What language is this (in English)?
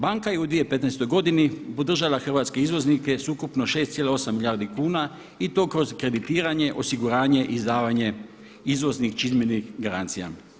Croatian